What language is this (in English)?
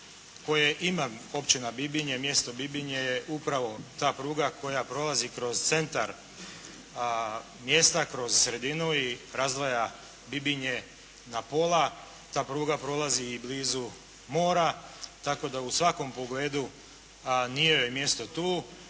Croatian